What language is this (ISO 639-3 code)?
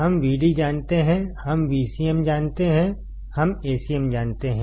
hin